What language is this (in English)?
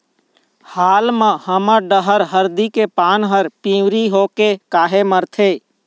Chhattisgarhi